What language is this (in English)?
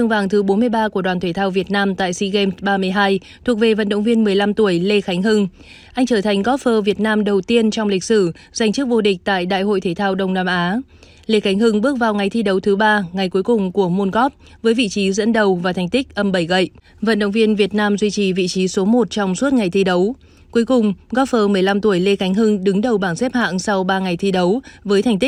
Vietnamese